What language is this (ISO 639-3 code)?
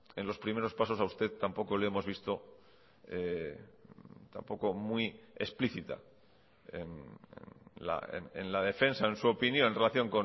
spa